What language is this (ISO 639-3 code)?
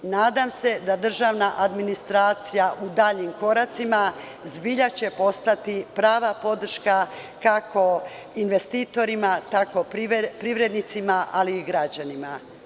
srp